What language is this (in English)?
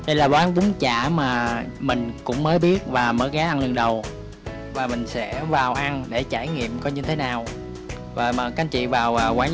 Vietnamese